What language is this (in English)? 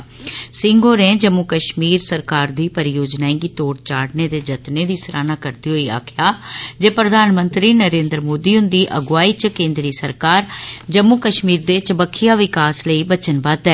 Dogri